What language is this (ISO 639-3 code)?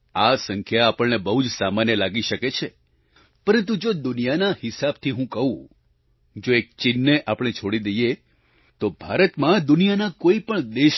guj